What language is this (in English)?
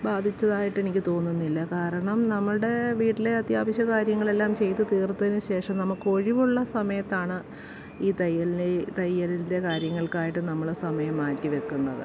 Malayalam